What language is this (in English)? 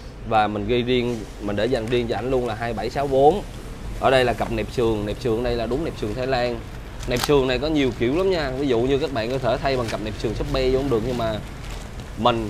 Vietnamese